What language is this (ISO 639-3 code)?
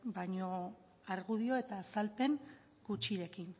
eus